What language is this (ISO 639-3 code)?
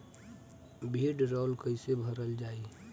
bho